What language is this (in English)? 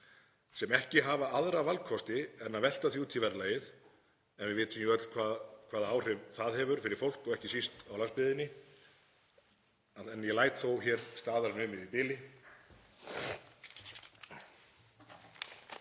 Icelandic